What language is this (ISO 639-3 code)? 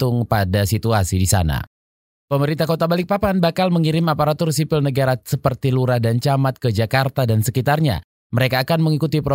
ind